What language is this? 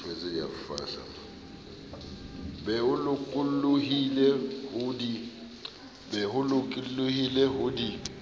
Southern Sotho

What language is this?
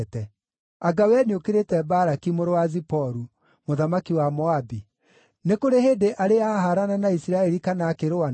Kikuyu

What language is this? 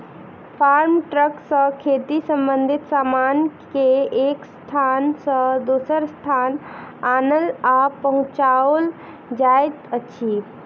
Maithili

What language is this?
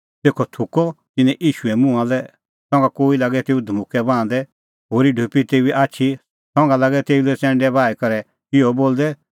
Kullu Pahari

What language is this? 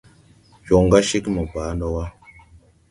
Tupuri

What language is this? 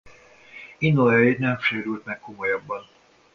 Hungarian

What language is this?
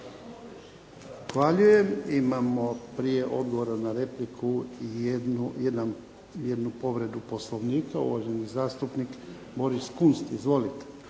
Croatian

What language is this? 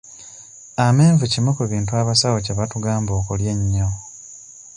Ganda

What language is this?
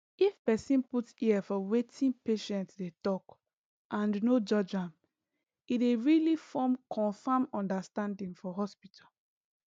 Nigerian Pidgin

